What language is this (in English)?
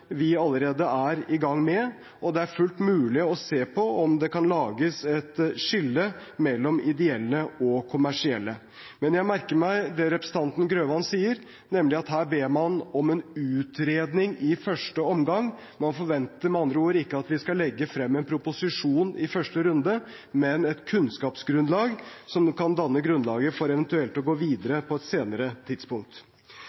Norwegian Bokmål